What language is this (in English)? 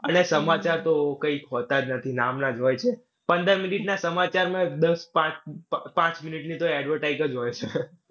Gujarati